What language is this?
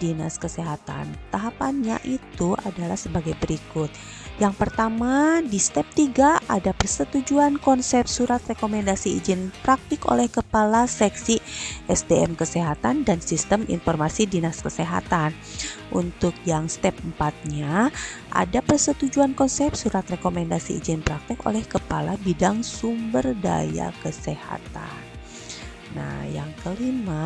Indonesian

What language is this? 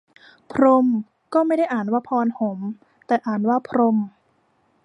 Thai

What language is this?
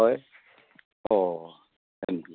Assamese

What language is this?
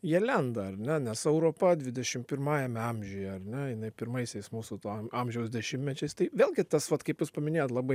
Lithuanian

